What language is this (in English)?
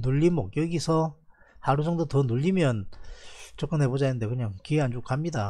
Korean